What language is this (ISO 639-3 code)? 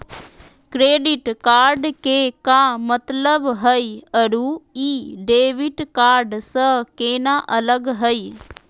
mag